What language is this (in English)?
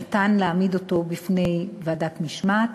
Hebrew